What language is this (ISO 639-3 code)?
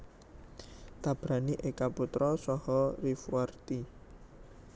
jav